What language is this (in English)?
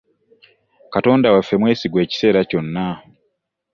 Ganda